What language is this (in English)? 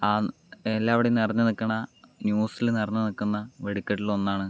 Malayalam